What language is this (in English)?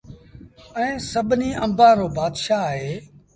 Sindhi Bhil